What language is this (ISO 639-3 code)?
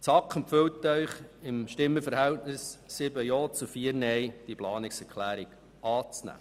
gsw